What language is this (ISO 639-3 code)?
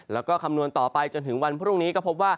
tha